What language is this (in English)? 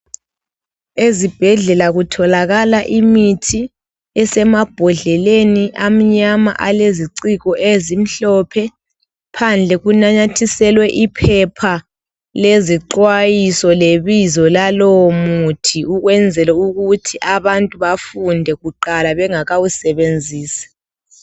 North Ndebele